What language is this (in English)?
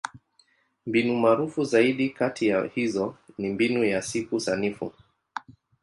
Swahili